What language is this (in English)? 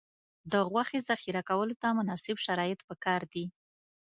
Pashto